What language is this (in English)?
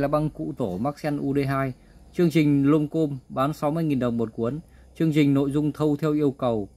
Vietnamese